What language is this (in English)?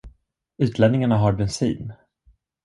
Swedish